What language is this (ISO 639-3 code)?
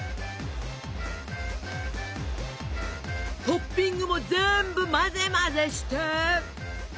jpn